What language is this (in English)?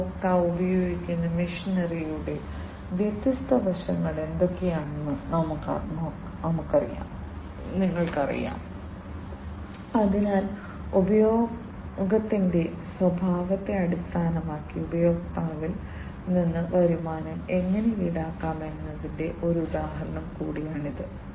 Malayalam